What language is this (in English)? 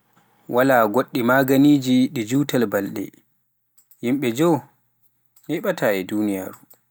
Pular